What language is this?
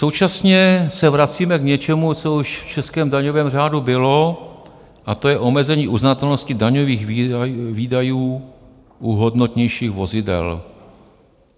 Czech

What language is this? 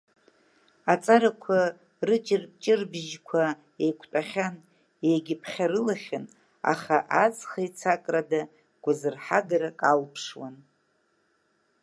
Abkhazian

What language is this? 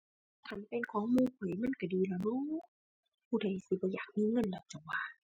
Thai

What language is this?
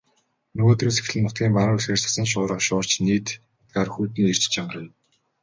Mongolian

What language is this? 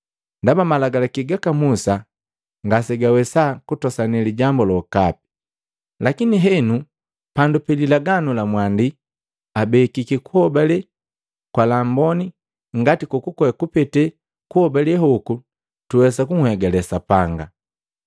Matengo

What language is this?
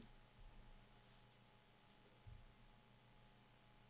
Danish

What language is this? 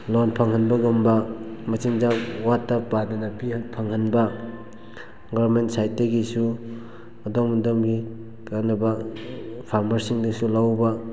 Manipuri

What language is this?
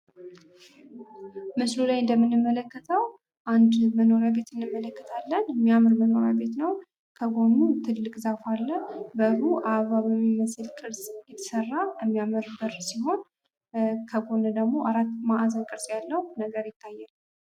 Amharic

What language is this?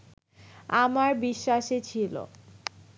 Bangla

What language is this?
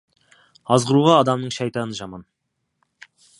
Kazakh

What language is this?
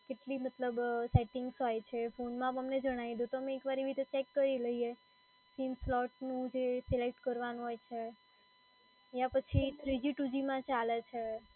Gujarati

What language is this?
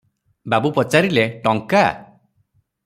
Odia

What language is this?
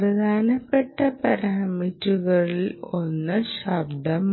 Malayalam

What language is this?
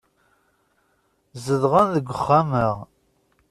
Kabyle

